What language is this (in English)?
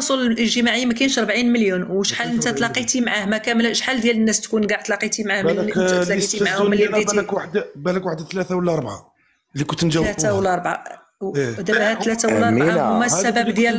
Arabic